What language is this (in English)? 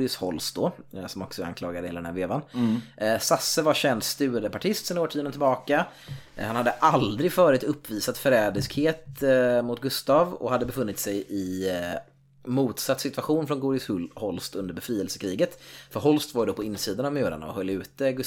Swedish